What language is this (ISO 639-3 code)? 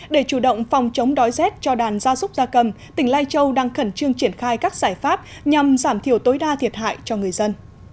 vie